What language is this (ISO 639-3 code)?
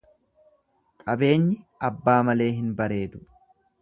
orm